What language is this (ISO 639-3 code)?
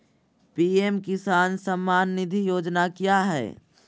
mag